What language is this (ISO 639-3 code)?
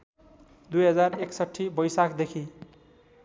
nep